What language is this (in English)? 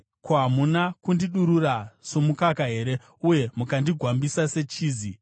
Shona